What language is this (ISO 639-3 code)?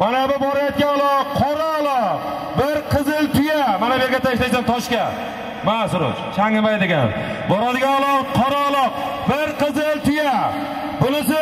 tur